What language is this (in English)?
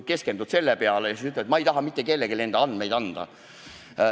Estonian